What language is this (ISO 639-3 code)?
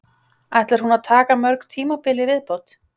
isl